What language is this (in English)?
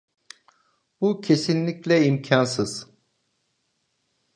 Turkish